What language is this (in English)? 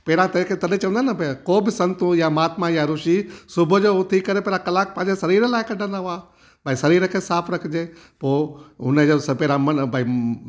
Sindhi